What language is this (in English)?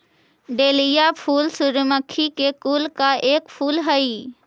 Magahi